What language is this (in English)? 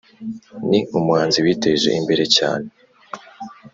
Kinyarwanda